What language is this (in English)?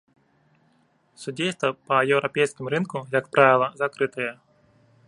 Belarusian